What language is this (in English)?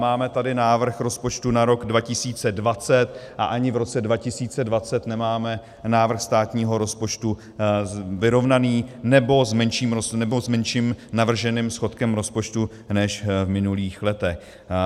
Czech